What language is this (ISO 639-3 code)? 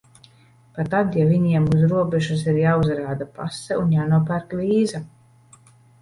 lav